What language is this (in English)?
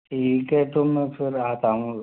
Hindi